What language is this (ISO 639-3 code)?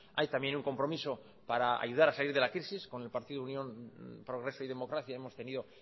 spa